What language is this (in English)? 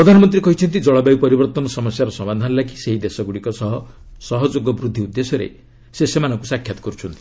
Odia